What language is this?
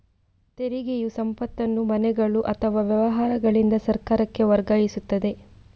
Kannada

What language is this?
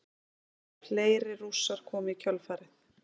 Icelandic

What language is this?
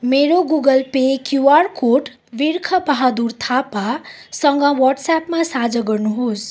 Nepali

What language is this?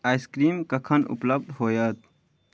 Maithili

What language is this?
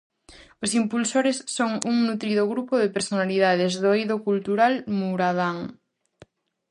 Galician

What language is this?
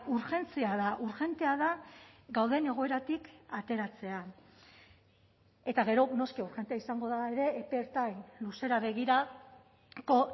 Basque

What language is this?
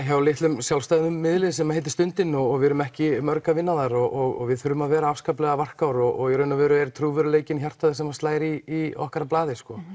Icelandic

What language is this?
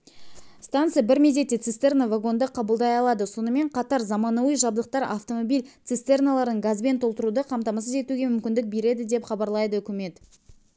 Kazakh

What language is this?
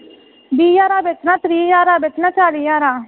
Dogri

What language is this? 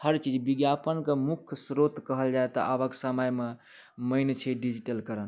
Maithili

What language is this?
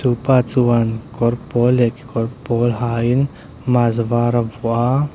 Mizo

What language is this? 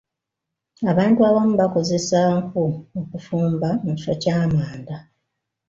Ganda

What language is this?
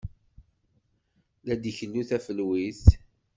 Kabyle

